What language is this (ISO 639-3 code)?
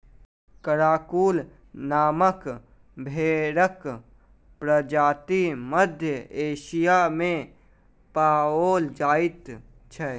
mai